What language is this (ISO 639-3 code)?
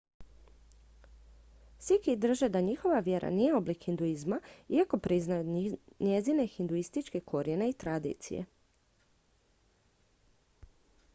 hrv